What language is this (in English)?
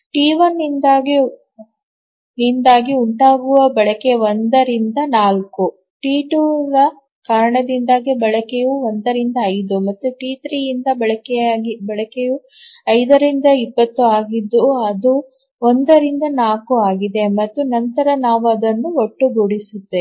Kannada